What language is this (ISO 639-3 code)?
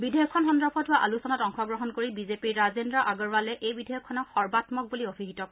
asm